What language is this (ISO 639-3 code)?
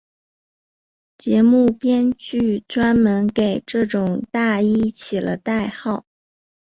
zho